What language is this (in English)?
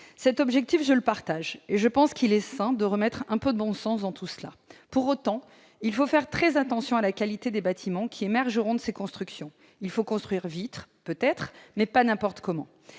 French